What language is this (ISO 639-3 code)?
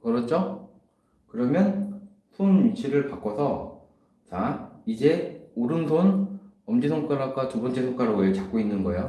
kor